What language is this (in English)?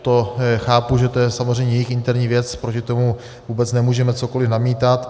Czech